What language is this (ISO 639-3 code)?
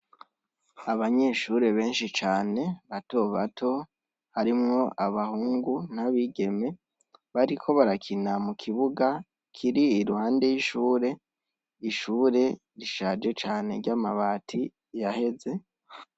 run